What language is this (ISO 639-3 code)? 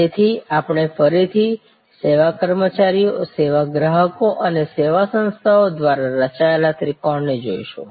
guj